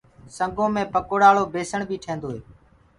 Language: Gurgula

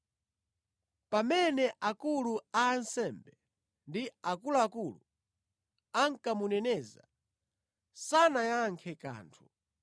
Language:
Nyanja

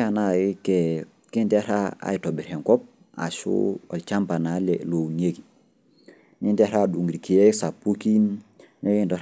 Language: Masai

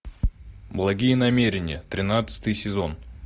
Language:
Russian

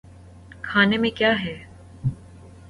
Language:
Urdu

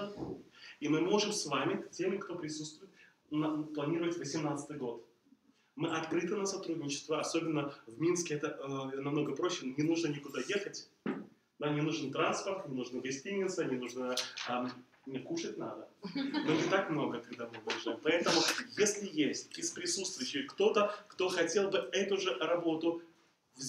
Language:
Russian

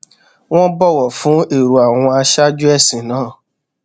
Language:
Yoruba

